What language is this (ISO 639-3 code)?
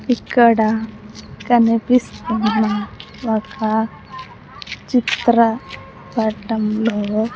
tel